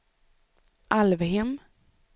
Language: Swedish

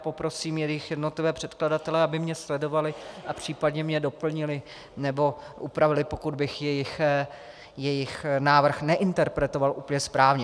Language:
Czech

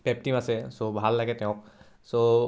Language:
Assamese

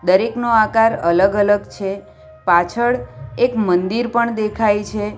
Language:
Gujarati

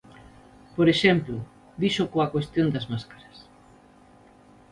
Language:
Galician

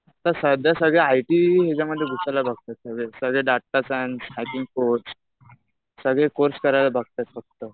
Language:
Marathi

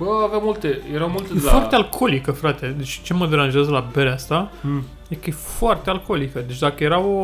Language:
Romanian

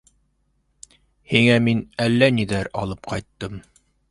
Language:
Bashkir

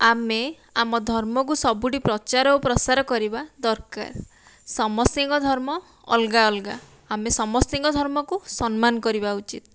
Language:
Odia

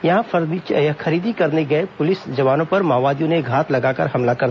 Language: Hindi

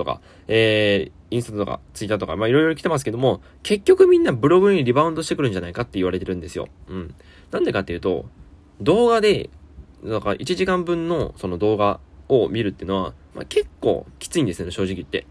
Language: Japanese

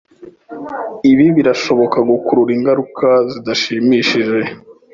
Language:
Kinyarwanda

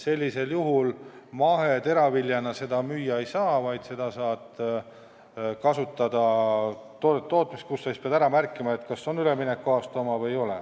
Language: Estonian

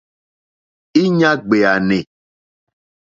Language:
Mokpwe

